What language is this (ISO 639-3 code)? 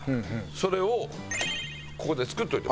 jpn